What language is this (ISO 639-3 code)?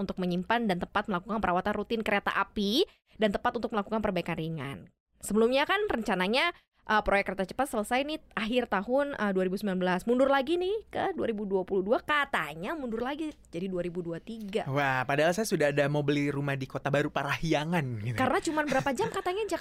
ind